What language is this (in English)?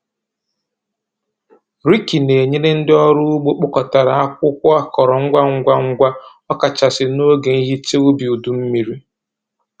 Igbo